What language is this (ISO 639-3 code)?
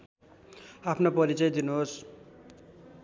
nep